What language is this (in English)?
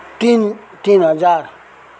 Nepali